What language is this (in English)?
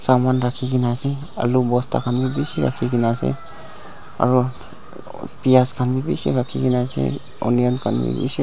Naga Pidgin